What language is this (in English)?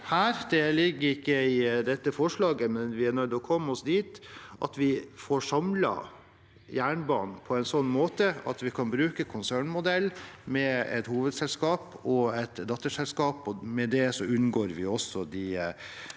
Norwegian